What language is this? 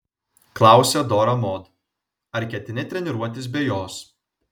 Lithuanian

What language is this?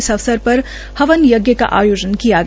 Hindi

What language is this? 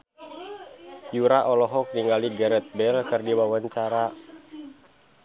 Sundanese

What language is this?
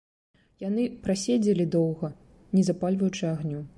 Belarusian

